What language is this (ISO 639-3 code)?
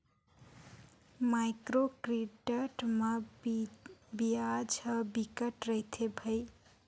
hne